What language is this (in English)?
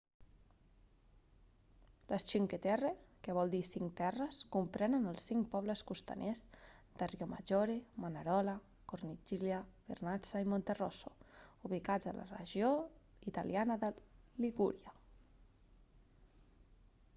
Catalan